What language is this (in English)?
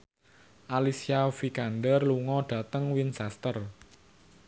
Javanese